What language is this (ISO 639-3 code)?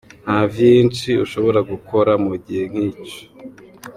kin